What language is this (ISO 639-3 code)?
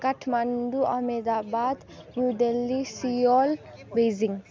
nep